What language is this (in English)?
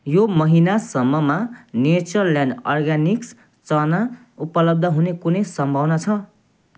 Nepali